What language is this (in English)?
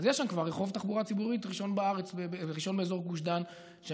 Hebrew